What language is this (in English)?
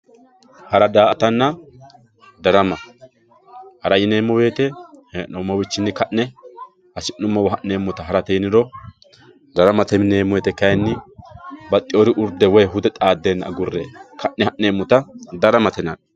Sidamo